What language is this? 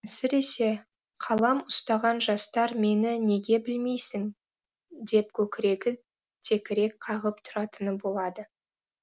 Kazakh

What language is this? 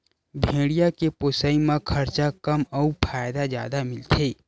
Chhattisgarhi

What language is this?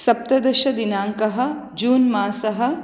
Sanskrit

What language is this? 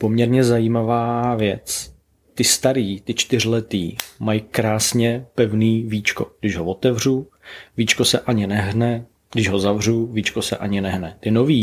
Czech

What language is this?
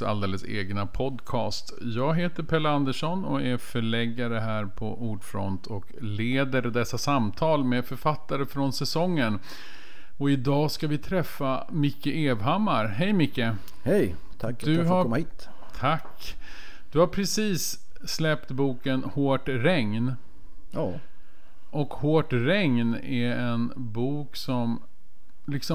Swedish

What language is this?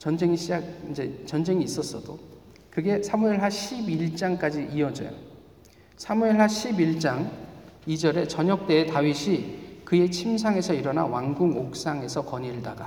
Korean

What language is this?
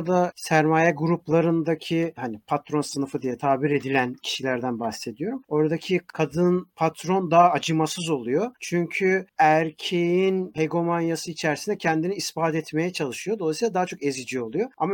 Turkish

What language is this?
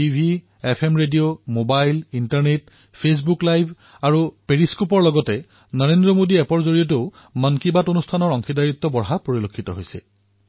Assamese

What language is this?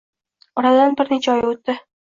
Uzbek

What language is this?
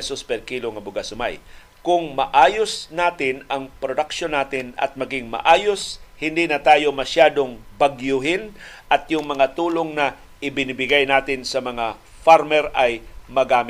Filipino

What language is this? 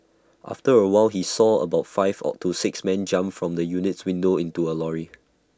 English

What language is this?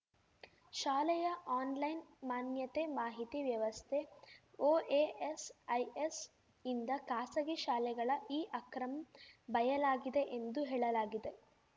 Kannada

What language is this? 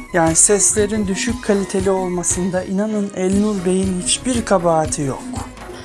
Turkish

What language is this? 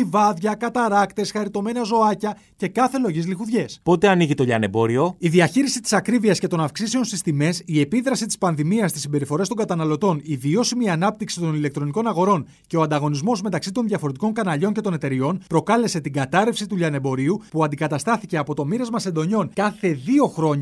Greek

